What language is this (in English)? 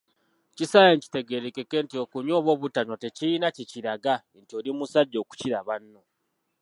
Ganda